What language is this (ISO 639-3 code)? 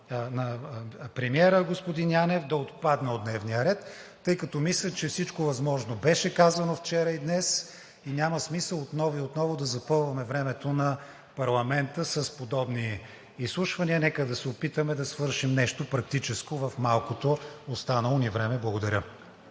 bul